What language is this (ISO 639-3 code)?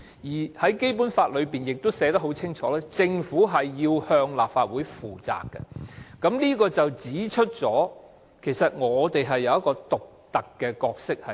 yue